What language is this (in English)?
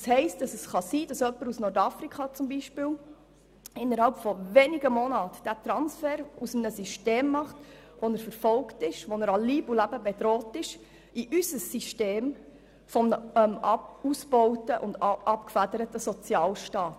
Swiss German